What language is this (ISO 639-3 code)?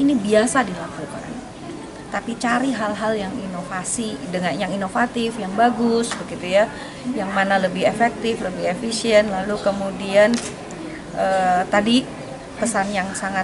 ind